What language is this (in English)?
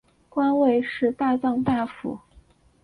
Chinese